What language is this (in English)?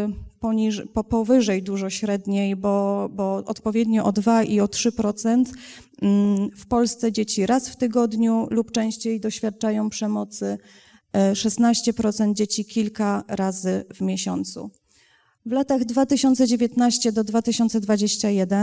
Polish